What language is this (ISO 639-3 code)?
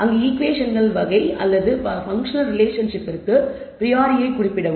tam